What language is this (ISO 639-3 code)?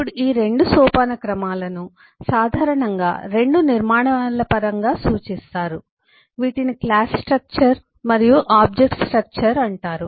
tel